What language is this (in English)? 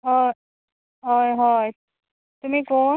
Konkani